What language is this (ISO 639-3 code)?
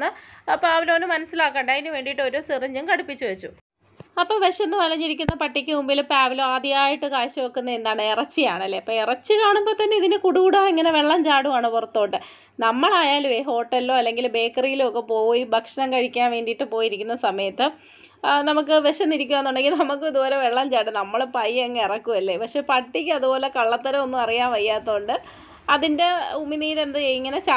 mal